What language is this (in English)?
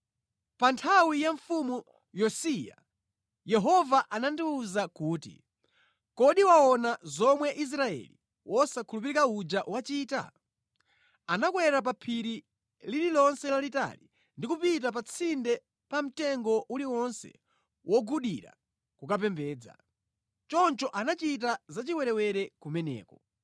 Nyanja